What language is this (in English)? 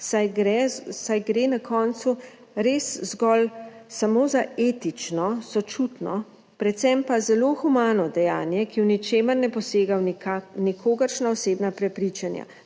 Slovenian